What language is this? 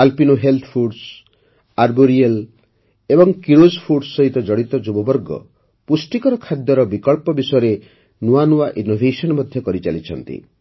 Odia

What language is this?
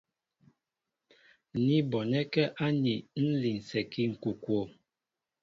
Mbo (Cameroon)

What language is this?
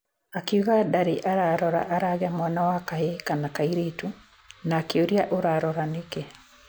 Kikuyu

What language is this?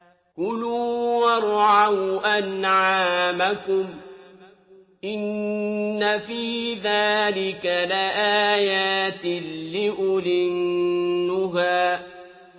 Arabic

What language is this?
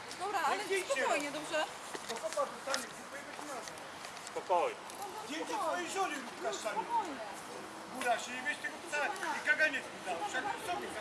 Polish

